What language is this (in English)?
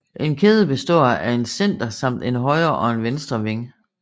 Danish